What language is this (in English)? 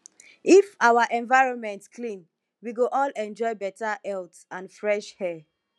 Nigerian Pidgin